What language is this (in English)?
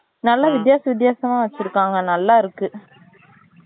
Tamil